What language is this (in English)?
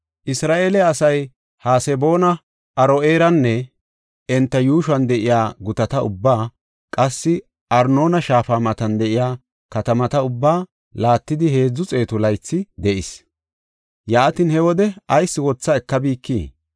Gofa